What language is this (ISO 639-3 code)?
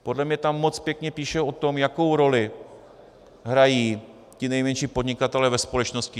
ces